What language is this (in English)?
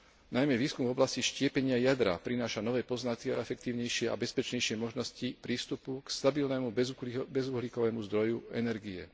Slovak